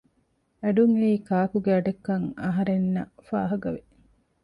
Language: Divehi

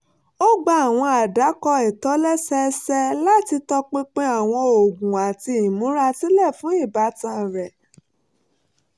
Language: Yoruba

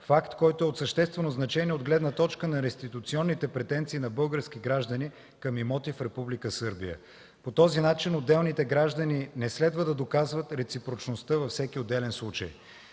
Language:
Bulgarian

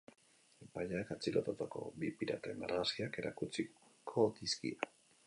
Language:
Basque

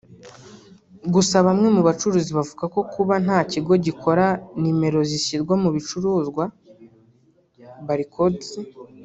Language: Kinyarwanda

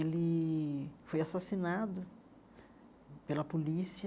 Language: Portuguese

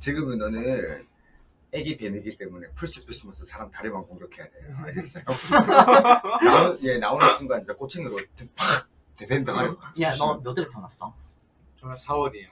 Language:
Korean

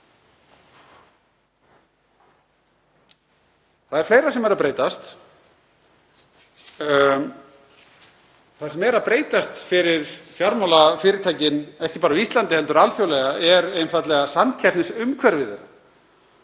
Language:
Icelandic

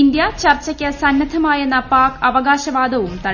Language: Malayalam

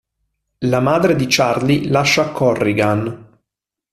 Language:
Italian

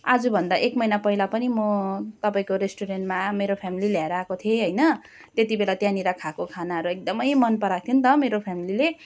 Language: Nepali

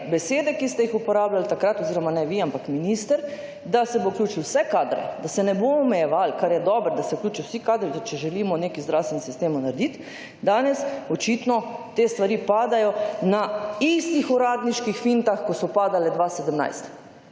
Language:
Slovenian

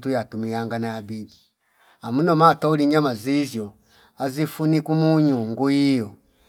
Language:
Fipa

